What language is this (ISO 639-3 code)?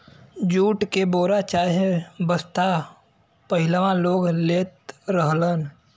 bho